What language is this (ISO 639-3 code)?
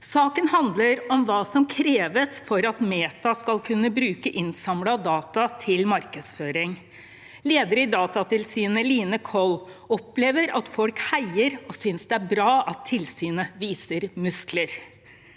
nor